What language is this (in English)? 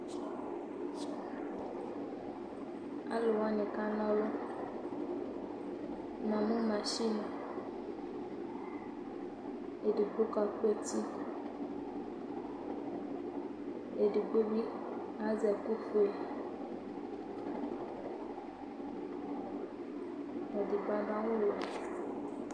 Ikposo